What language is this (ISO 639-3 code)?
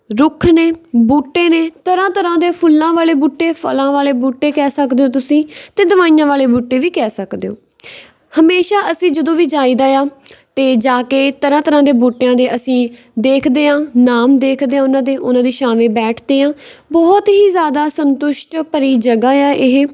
pan